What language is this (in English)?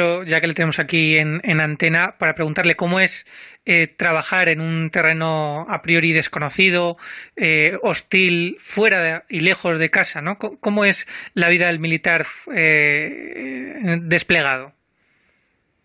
Spanish